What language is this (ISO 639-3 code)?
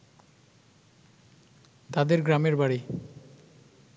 ben